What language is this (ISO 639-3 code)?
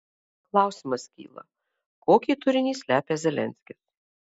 lit